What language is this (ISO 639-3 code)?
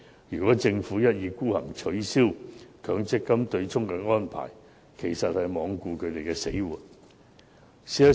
yue